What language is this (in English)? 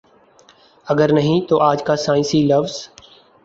Urdu